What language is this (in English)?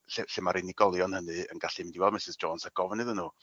Welsh